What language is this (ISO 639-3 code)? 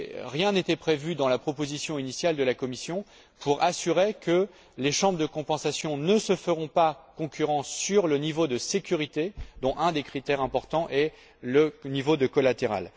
fra